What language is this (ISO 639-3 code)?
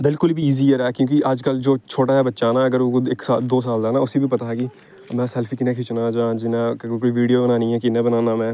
doi